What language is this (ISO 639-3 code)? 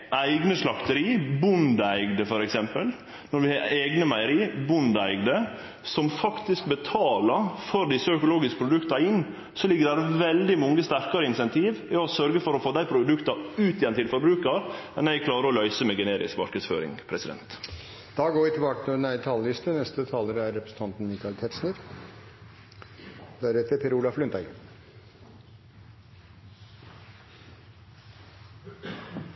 nor